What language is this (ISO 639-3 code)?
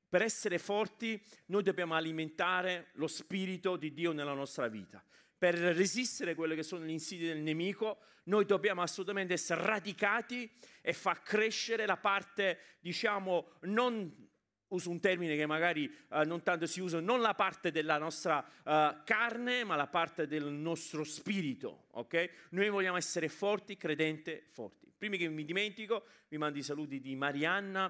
ita